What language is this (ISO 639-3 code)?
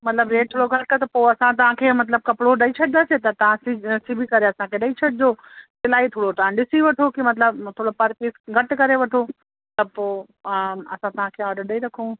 snd